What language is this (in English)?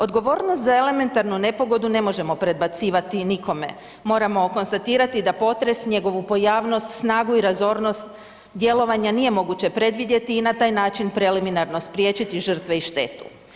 Croatian